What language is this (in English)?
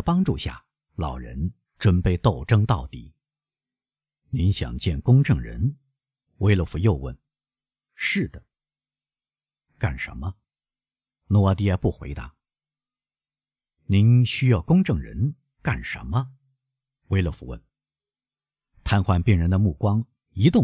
Chinese